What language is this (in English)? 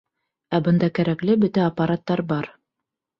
Bashkir